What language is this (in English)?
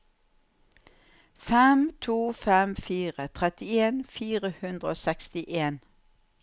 Norwegian